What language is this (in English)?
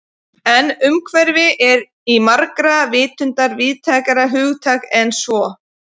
Icelandic